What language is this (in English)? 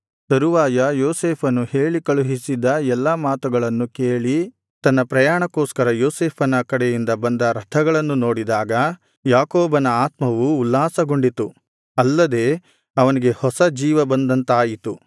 Kannada